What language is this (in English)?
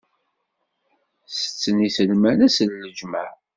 Kabyle